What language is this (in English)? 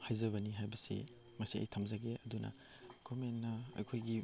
Manipuri